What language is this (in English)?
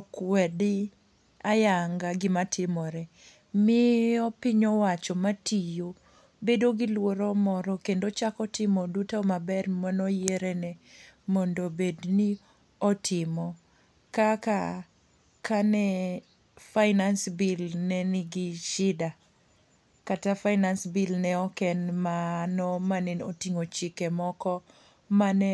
Luo (Kenya and Tanzania)